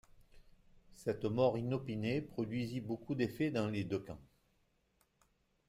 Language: French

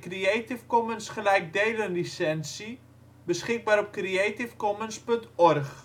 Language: Dutch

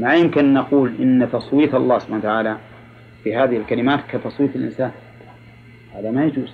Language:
Arabic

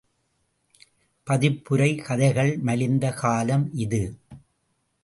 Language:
Tamil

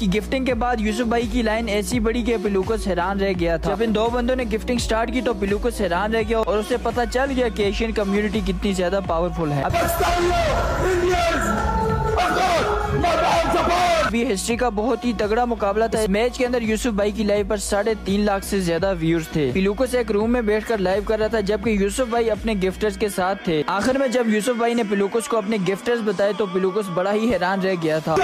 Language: Hindi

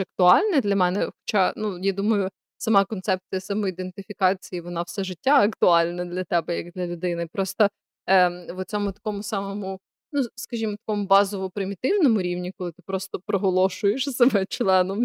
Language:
Ukrainian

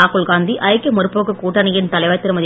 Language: Tamil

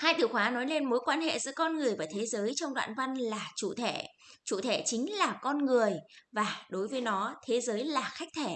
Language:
Vietnamese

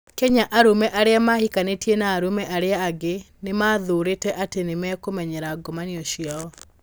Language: Kikuyu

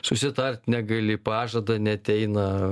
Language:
Lithuanian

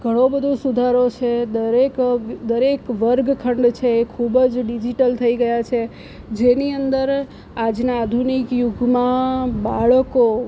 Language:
Gujarati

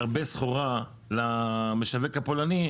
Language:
Hebrew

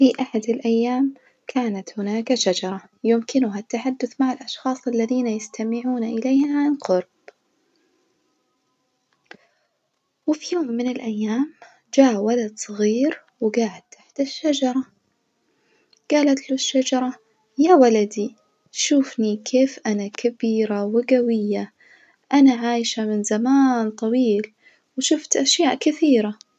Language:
Najdi Arabic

